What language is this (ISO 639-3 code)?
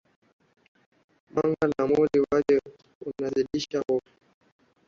swa